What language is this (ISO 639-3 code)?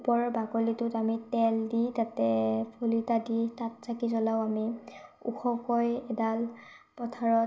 asm